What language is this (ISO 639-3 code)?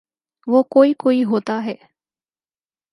urd